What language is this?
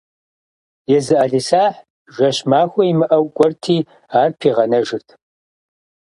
Kabardian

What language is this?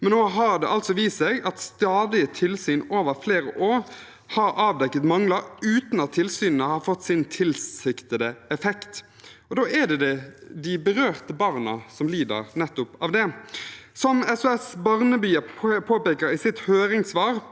Norwegian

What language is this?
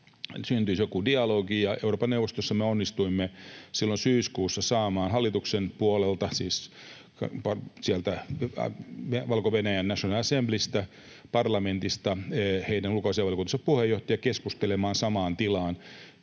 Finnish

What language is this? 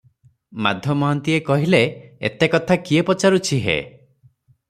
Odia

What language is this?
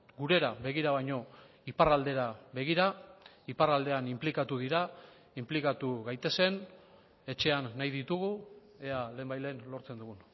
Basque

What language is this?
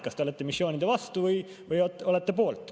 Estonian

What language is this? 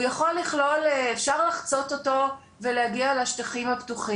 Hebrew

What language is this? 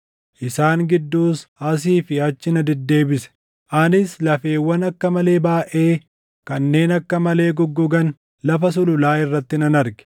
Oromo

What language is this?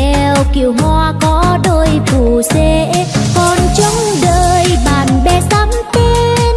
Vietnamese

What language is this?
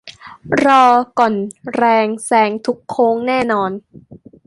Thai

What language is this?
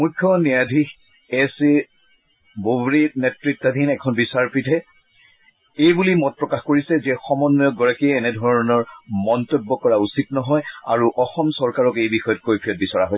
Assamese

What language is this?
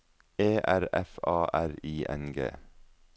Norwegian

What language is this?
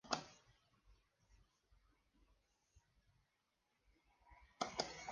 Spanish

